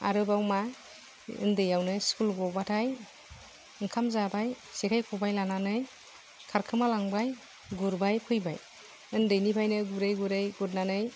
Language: Bodo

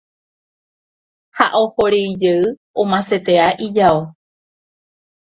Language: Guarani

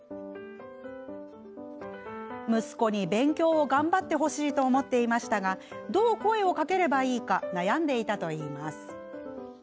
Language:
Japanese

